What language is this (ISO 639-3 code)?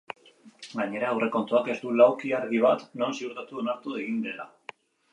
eus